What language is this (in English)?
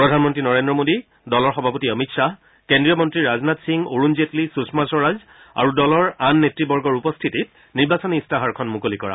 Assamese